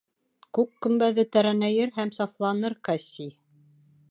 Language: Bashkir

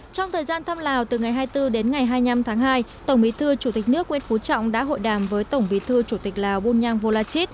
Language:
Vietnamese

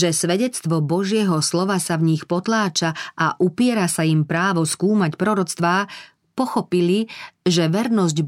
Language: Slovak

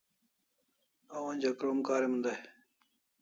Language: Kalasha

